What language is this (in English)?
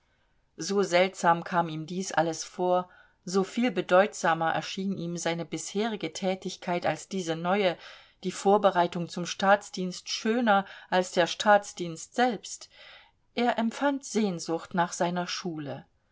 German